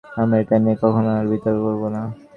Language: Bangla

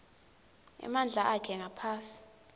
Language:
Swati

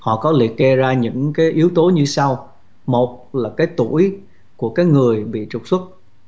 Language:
Vietnamese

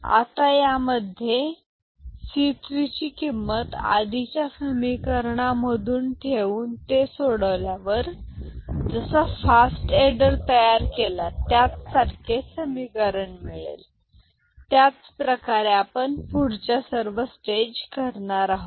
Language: Marathi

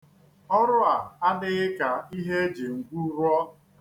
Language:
Igbo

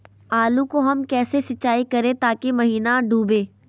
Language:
Magahi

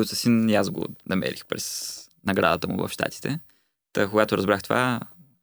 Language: Bulgarian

